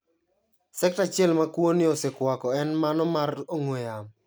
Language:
Luo (Kenya and Tanzania)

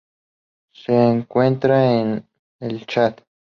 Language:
Spanish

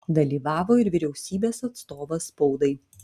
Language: Lithuanian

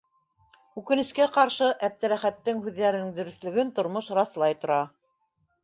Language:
Bashkir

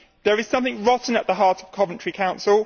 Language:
English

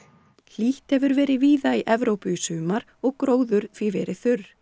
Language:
Icelandic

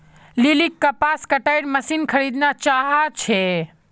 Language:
Magahi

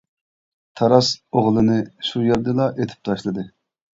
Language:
Uyghur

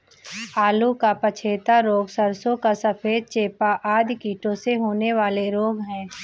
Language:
Hindi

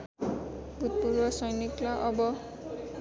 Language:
Nepali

